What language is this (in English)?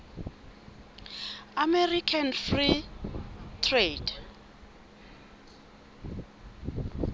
Southern Sotho